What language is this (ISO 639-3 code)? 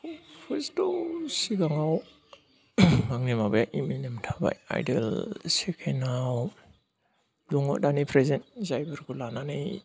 brx